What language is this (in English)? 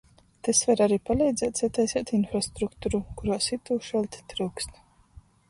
Latgalian